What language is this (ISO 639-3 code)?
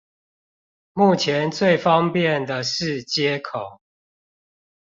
zho